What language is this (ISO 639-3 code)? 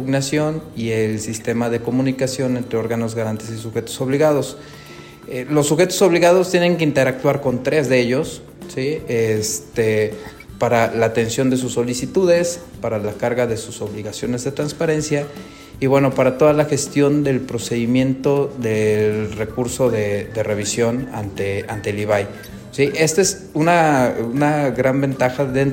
spa